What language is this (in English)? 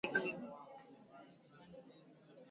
Swahili